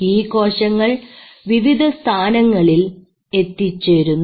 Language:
Malayalam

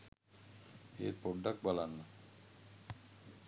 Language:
Sinhala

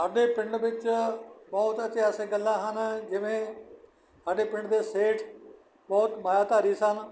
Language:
Punjabi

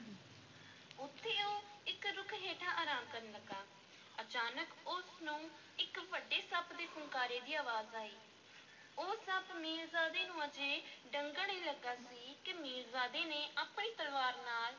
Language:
Punjabi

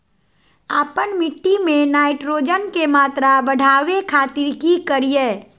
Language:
Magahi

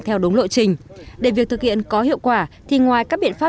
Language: Vietnamese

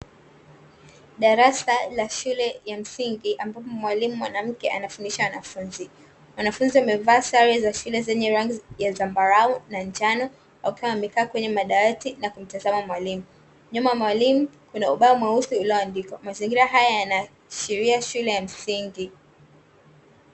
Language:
Swahili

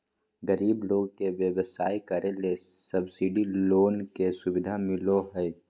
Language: Magahi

